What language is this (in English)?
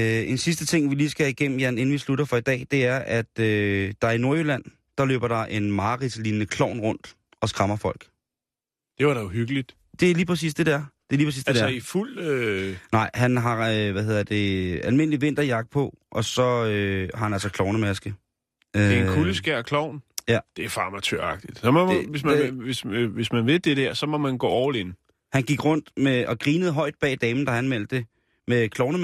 Danish